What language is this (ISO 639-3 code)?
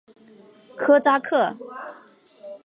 zho